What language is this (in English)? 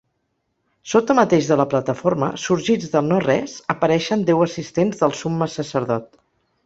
Catalan